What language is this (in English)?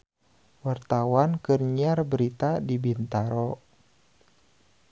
Sundanese